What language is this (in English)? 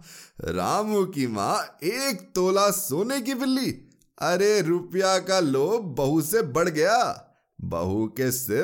Hindi